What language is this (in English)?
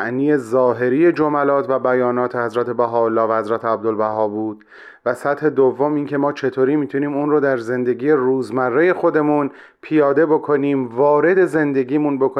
Persian